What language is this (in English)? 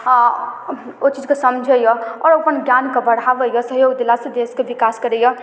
Maithili